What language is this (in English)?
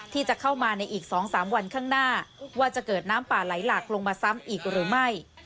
Thai